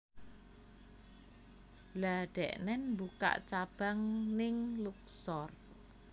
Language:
Javanese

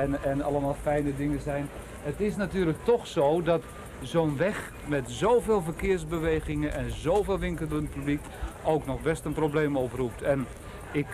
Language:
Dutch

